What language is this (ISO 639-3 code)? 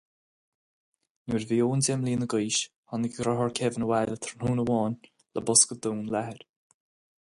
gle